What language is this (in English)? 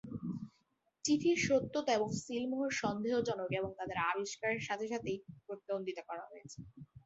Bangla